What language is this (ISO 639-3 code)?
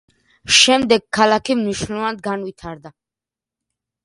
kat